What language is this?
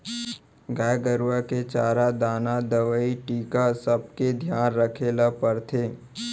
Chhattisgarhi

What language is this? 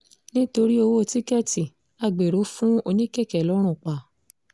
Yoruba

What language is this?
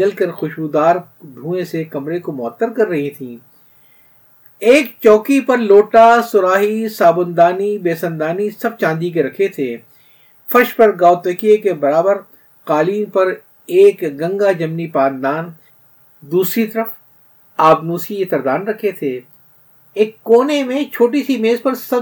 Urdu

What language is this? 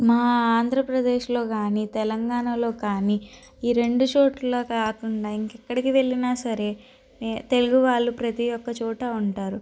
Telugu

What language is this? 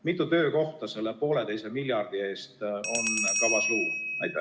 Estonian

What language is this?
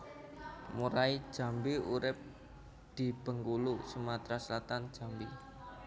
Javanese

